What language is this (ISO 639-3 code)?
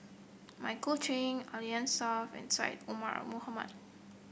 eng